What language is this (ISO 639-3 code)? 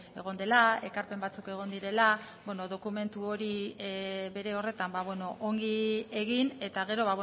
eus